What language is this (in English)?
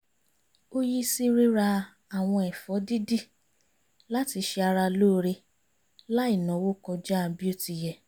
Yoruba